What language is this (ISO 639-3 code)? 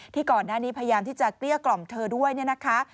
tha